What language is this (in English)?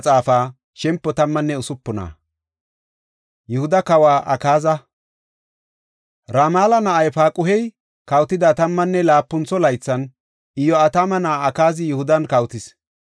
Gofa